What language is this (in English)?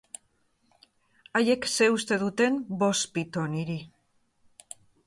Basque